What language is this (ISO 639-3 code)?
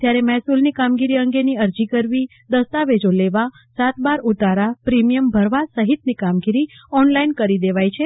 guj